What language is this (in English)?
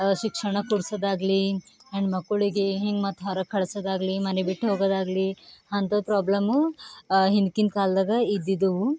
Kannada